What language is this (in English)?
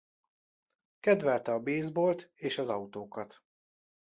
Hungarian